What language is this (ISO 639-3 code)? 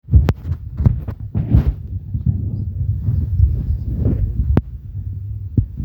mas